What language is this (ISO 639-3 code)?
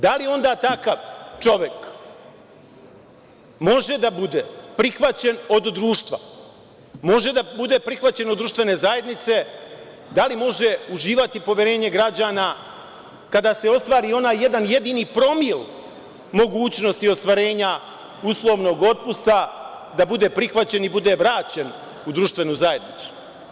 srp